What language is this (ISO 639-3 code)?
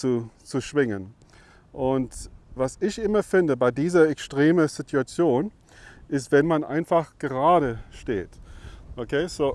deu